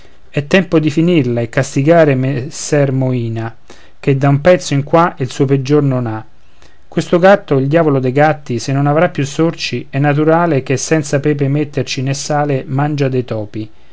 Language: Italian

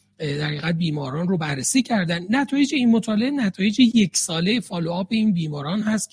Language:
Persian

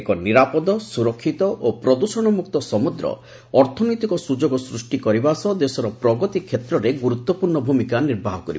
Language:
Odia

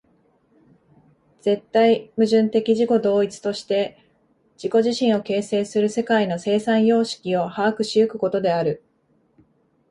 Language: Japanese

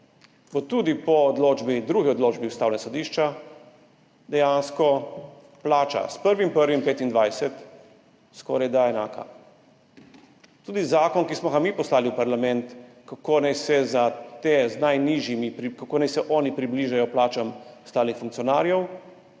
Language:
Slovenian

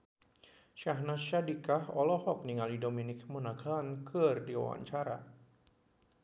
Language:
Sundanese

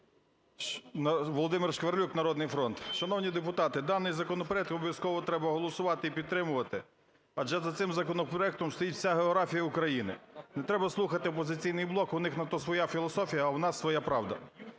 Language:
Ukrainian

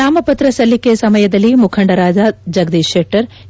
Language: Kannada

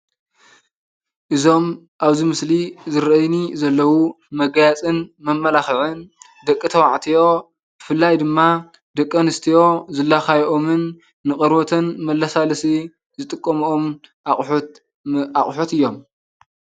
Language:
Tigrinya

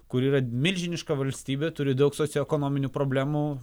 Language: Lithuanian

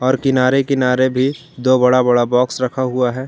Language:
Hindi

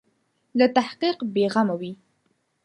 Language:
Pashto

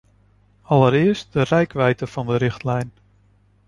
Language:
Dutch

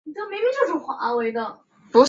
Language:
Chinese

